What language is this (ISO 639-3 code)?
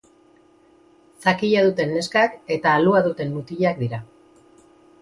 eus